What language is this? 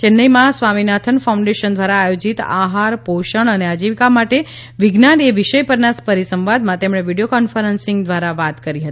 Gujarati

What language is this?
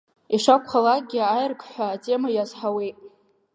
Abkhazian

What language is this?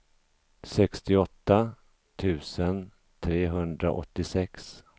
Swedish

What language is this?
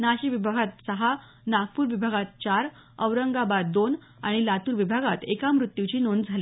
Marathi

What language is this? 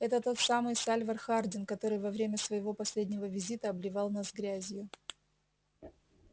Russian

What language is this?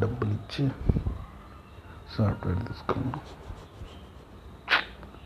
Telugu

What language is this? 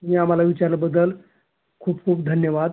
Marathi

